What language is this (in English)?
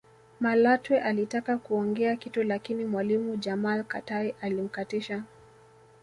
Swahili